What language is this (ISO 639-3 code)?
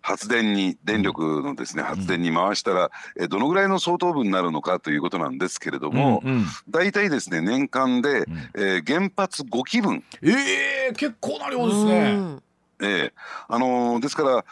jpn